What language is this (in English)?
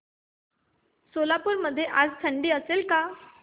Marathi